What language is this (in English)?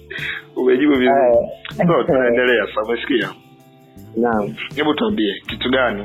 Swahili